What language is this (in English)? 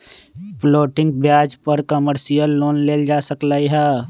Magahi